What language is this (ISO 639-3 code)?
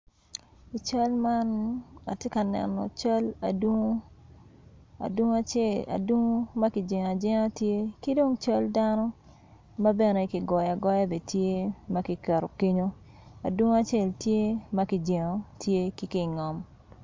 ach